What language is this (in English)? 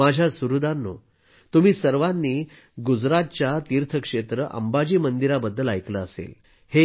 Marathi